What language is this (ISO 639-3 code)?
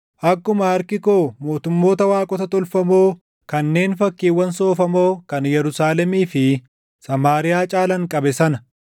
orm